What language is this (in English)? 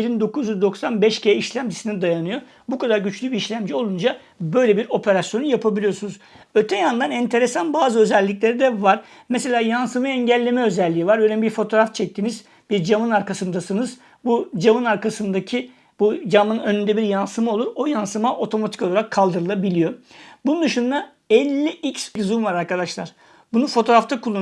Turkish